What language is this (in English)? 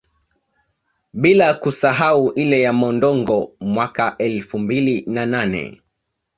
Swahili